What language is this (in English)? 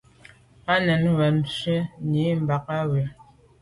Medumba